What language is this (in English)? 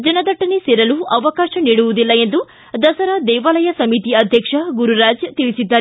Kannada